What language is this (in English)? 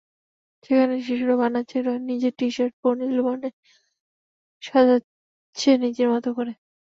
Bangla